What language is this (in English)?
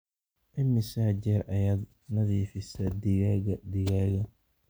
Somali